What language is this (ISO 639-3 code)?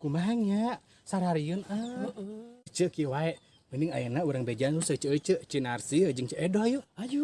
ind